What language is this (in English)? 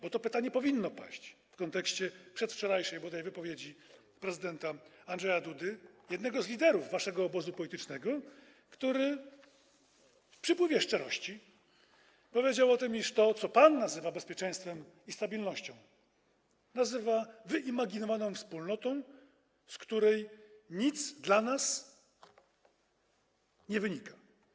Polish